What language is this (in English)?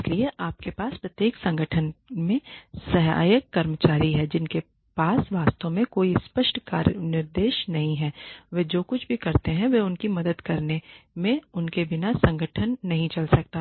Hindi